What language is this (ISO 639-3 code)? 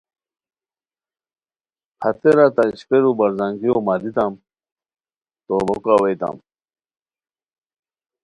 khw